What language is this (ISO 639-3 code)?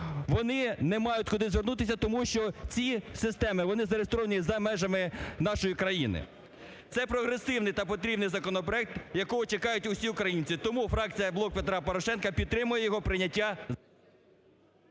ukr